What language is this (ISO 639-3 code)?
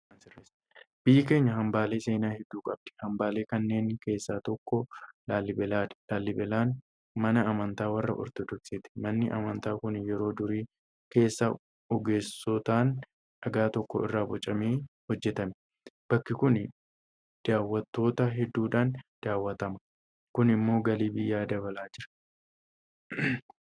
orm